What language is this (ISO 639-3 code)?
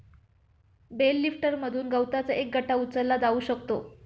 mar